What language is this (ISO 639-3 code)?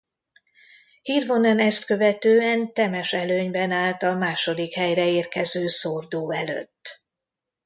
hun